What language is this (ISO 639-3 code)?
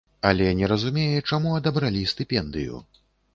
bel